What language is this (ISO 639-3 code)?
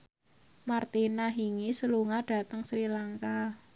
jav